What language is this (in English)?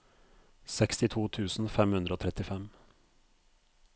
Norwegian